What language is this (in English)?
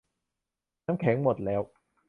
Thai